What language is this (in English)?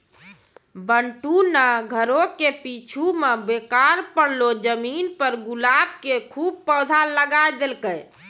Maithili